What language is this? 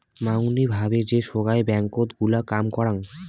Bangla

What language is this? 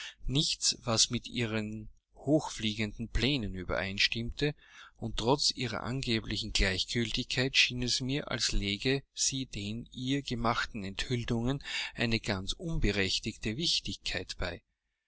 German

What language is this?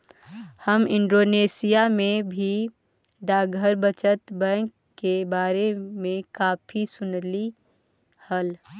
Magahi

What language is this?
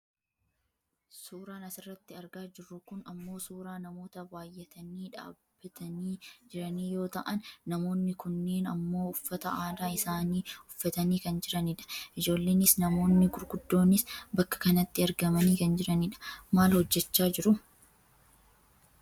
Oromo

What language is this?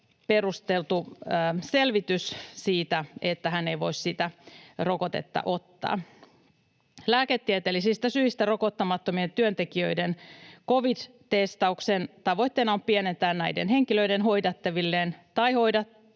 Finnish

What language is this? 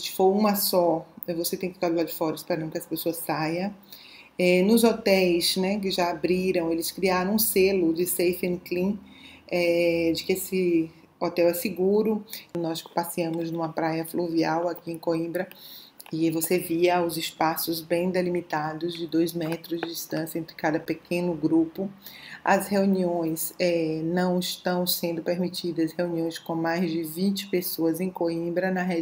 Portuguese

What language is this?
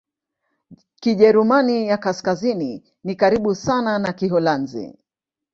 Swahili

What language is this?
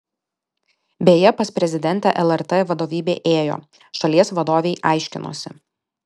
Lithuanian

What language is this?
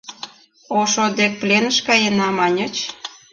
Mari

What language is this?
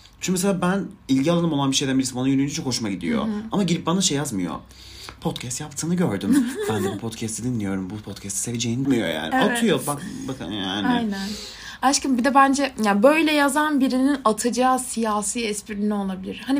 Turkish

